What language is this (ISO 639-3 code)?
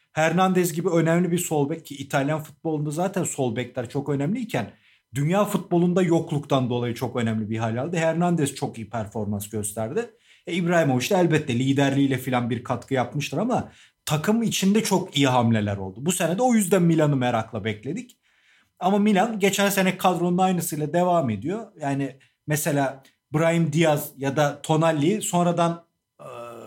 tur